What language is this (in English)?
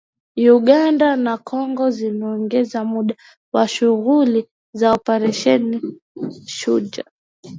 Swahili